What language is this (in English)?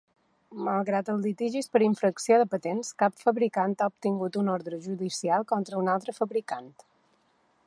Catalan